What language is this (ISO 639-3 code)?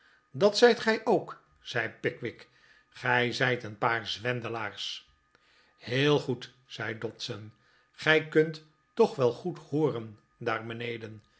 nld